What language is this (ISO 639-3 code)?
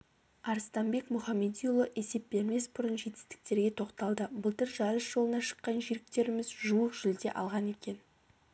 kaz